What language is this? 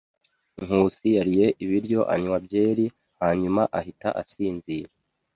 Kinyarwanda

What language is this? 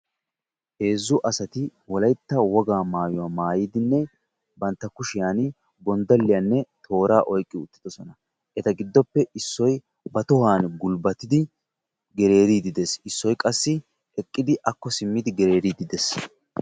Wolaytta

